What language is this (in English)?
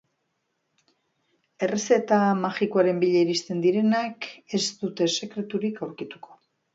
Basque